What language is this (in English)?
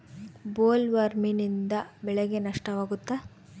Kannada